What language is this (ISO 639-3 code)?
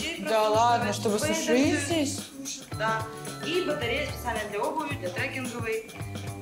rus